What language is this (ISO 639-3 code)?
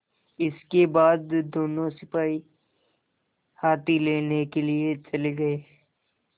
hin